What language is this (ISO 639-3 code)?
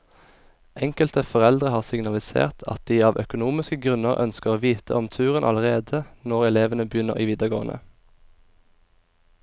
nor